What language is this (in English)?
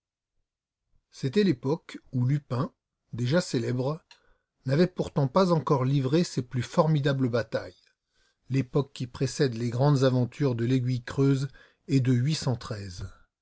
French